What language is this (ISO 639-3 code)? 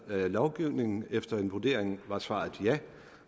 dan